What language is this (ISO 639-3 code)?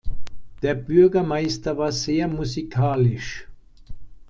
deu